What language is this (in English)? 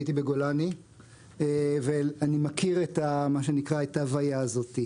Hebrew